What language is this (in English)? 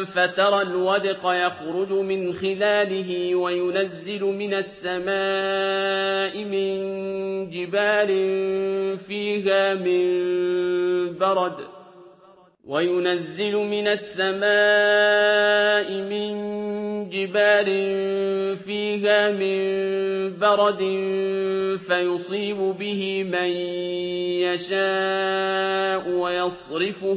Arabic